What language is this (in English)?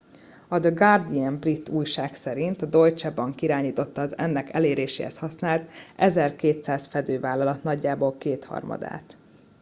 Hungarian